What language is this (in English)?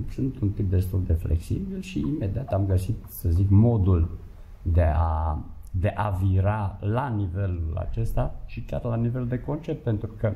Romanian